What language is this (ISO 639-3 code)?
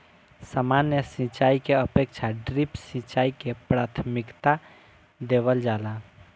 bho